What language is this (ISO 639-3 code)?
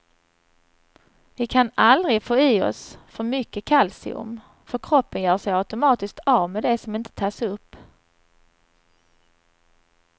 swe